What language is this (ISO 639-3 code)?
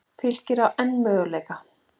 isl